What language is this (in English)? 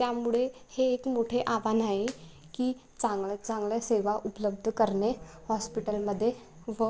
Marathi